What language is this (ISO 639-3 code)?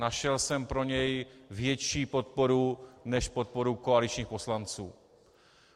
ces